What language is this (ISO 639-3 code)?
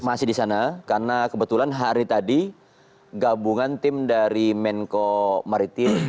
ind